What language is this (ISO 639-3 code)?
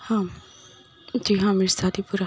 urd